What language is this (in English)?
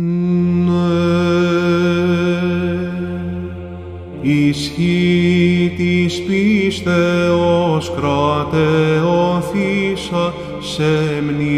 Greek